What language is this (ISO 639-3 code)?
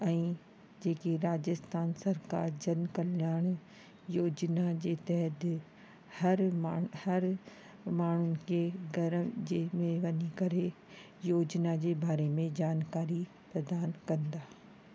snd